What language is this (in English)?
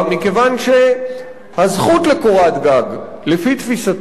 Hebrew